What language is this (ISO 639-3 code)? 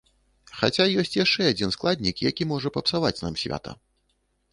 bel